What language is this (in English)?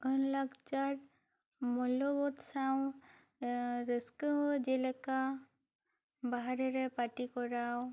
Santali